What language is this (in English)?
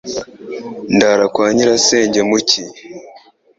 Kinyarwanda